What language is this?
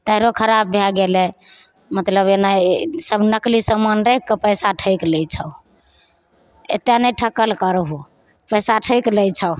Maithili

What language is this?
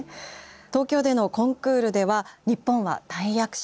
Japanese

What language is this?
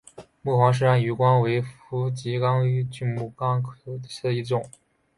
Chinese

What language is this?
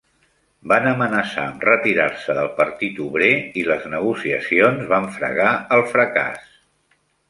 Catalan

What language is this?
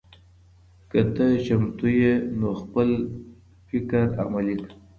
Pashto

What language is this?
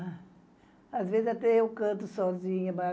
Portuguese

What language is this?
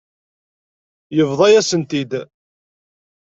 Kabyle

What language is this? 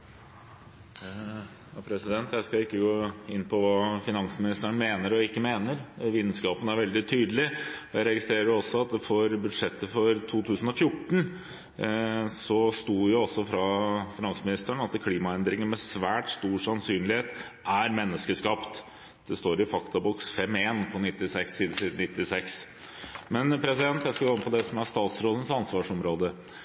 Norwegian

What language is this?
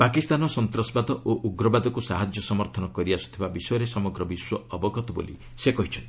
Odia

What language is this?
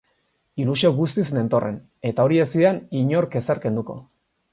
Basque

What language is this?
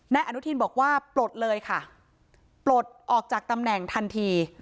Thai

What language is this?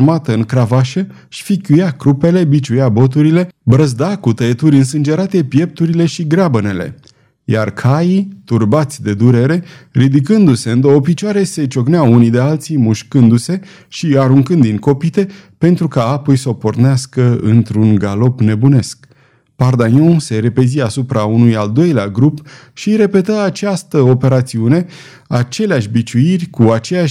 Romanian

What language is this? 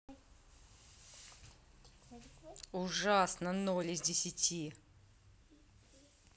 Russian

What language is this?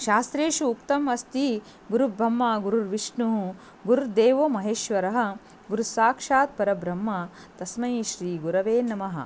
Sanskrit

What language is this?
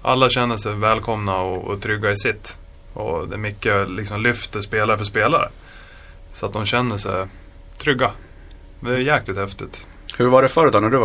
Swedish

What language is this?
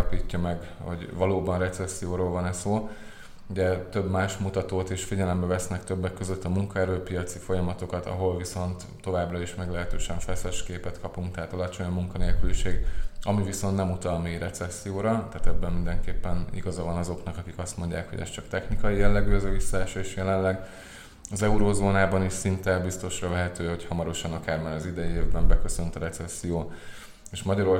Hungarian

